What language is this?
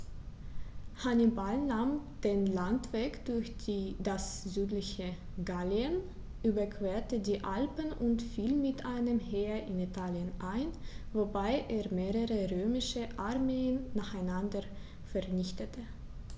German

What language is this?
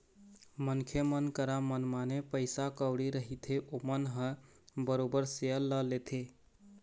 Chhattisgarhi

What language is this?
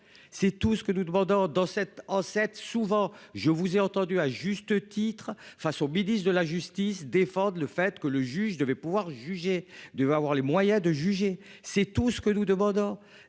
French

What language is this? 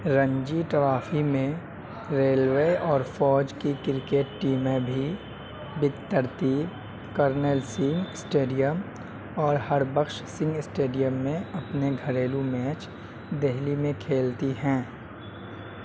Urdu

